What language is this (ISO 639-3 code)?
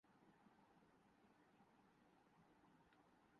urd